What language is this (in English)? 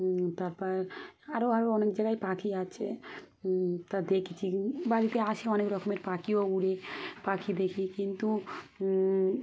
Bangla